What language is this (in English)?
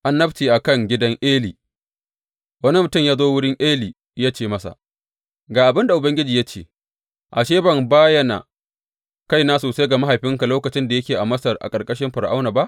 Hausa